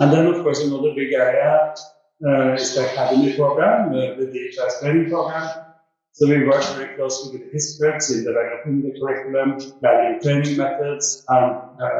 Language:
English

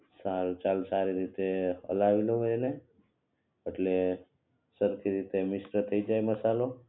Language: Gujarati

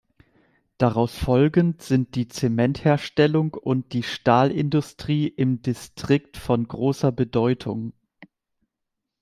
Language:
German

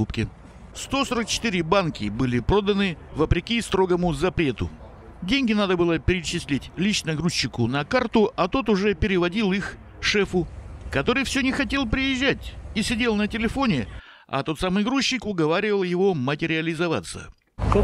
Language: Russian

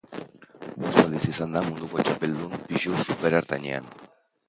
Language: Basque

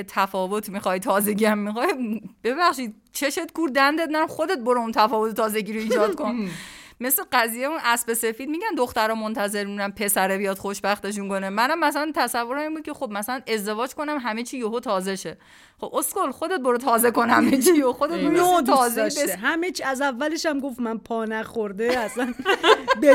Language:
Persian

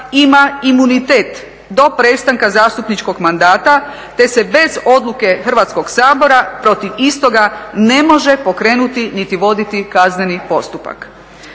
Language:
Croatian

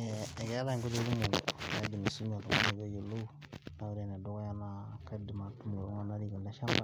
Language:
Masai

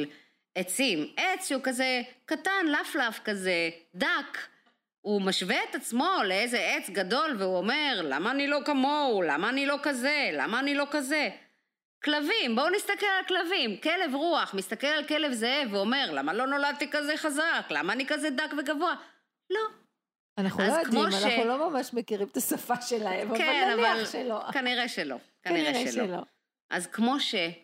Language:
Hebrew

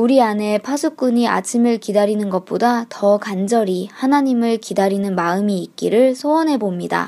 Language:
Korean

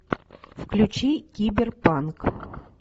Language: Russian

